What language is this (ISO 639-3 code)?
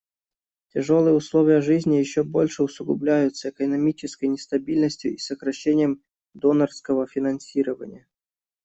rus